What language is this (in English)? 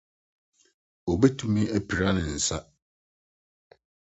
Akan